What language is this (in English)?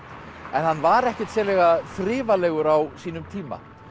Icelandic